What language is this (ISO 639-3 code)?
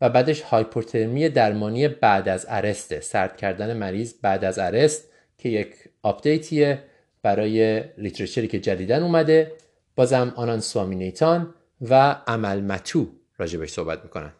fas